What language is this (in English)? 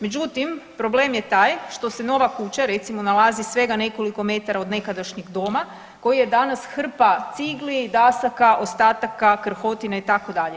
Croatian